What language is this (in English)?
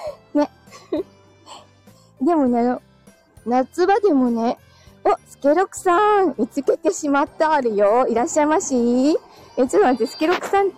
Japanese